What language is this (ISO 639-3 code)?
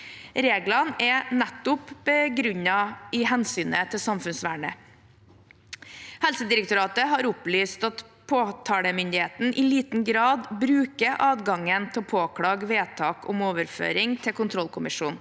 nor